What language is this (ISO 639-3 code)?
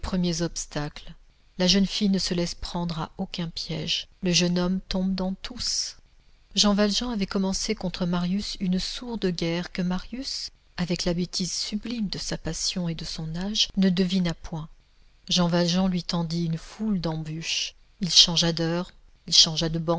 fra